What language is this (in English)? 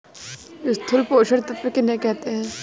Hindi